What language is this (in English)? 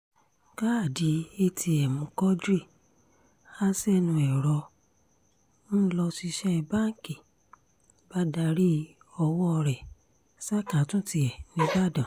Yoruba